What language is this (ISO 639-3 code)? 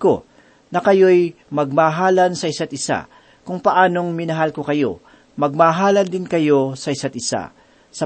fil